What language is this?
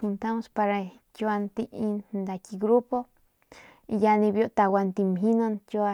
Northern Pame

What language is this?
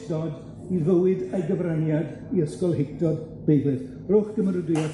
Welsh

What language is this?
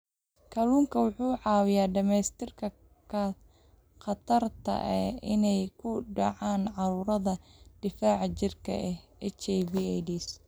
Somali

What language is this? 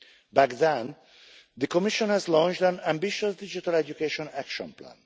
English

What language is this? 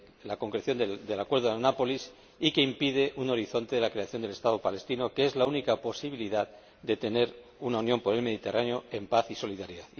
Spanish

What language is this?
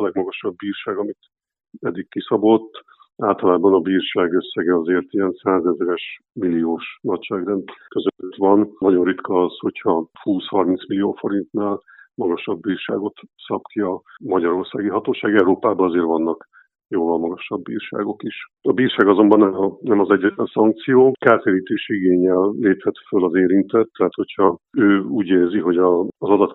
Hungarian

